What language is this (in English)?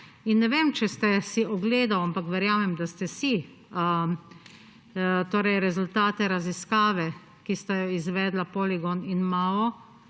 Slovenian